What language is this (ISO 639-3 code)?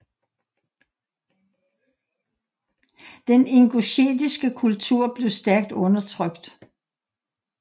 dan